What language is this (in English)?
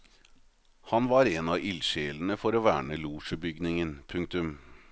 Norwegian